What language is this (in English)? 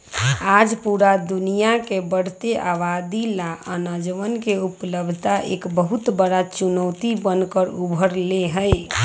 Magahi